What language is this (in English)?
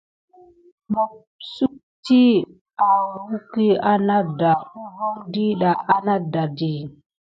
Gidar